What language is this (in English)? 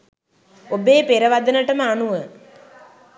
Sinhala